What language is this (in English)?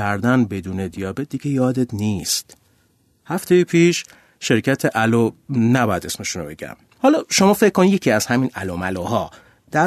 Persian